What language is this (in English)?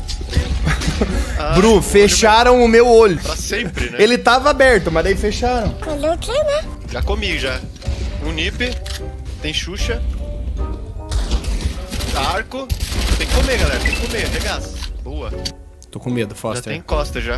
Portuguese